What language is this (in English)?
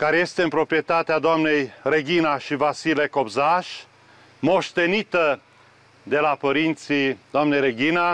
Romanian